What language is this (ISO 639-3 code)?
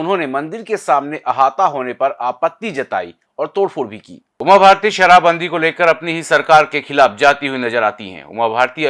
hin